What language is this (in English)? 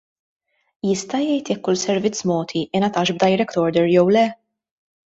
Maltese